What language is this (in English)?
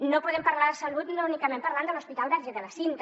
Catalan